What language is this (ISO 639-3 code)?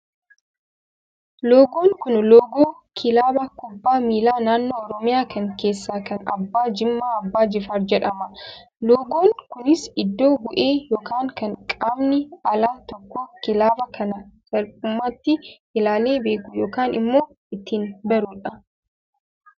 orm